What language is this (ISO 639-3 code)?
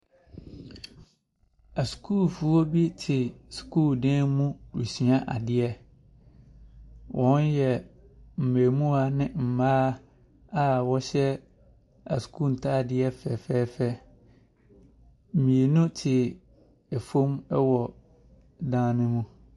aka